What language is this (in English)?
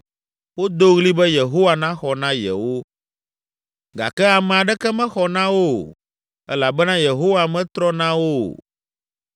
Ewe